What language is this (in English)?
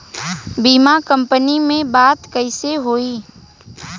Bhojpuri